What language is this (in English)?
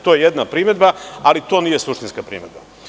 Serbian